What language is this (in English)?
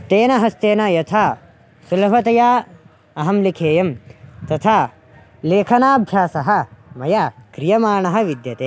Sanskrit